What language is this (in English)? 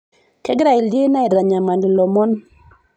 Masai